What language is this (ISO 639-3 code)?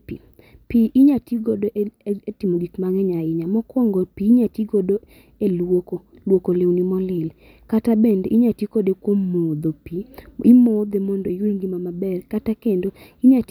luo